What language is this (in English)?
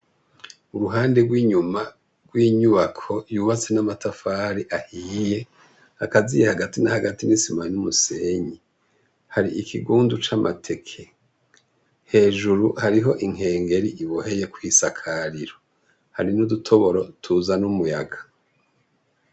Rundi